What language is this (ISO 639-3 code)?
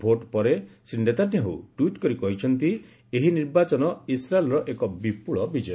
ori